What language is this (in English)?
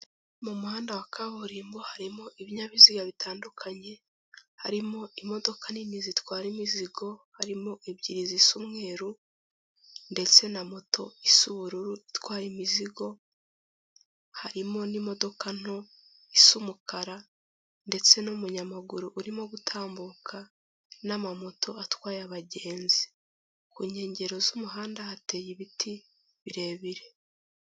Kinyarwanda